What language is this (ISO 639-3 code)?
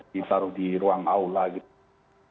ind